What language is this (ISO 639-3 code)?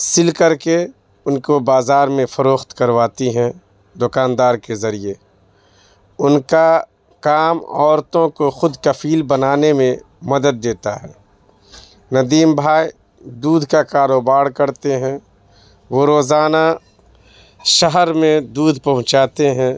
urd